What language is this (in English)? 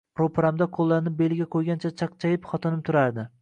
Uzbek